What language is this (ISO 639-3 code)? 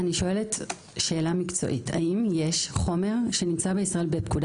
heb